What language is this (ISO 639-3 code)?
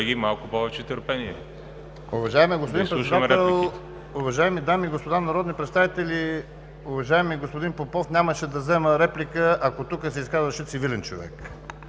bul